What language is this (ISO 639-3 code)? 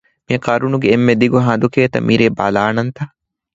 div